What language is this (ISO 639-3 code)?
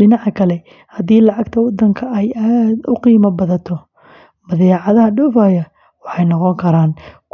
som